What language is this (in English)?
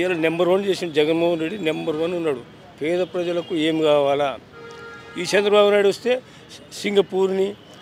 Telugu